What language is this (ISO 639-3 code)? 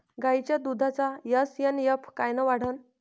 mar